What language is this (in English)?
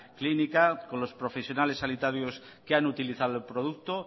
Spanish